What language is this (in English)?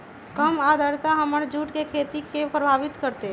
Magahi